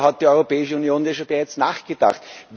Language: German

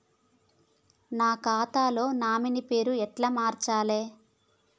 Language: Telugu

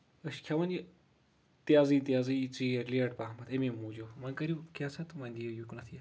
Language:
Kashmiri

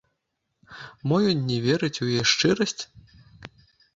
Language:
Belarusian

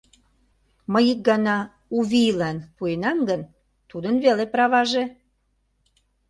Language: Mari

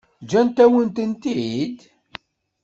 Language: Kabyle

